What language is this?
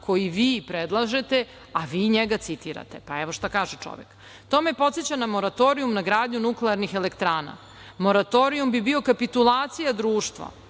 Serbian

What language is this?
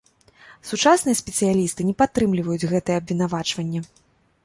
Belarusian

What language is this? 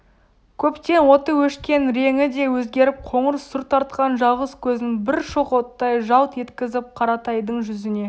Kazakh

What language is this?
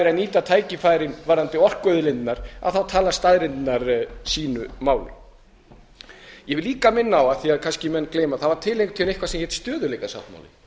Icelandic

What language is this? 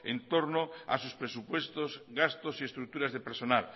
Spanish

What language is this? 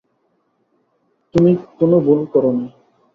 Bangla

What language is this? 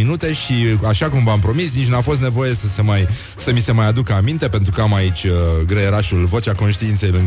Romanian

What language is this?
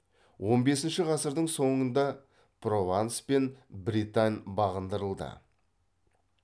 Kazakh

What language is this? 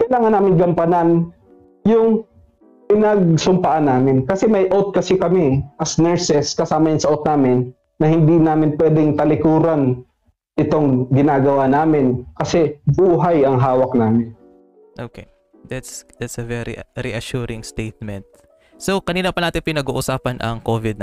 Filipino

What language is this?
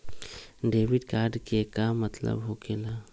Magahi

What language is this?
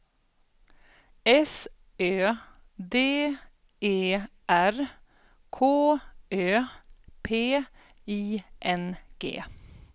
Swedish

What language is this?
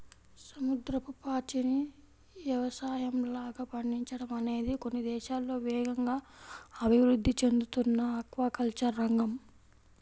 Telugu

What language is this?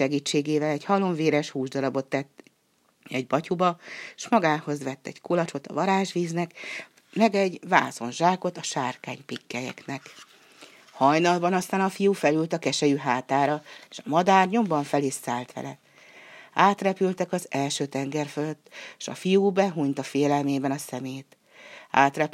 Hungarian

